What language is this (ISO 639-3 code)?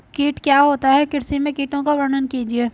hin